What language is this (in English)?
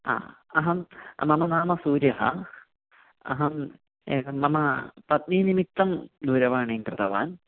Sanskrit